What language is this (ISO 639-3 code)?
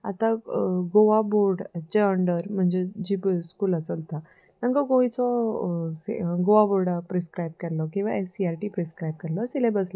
kok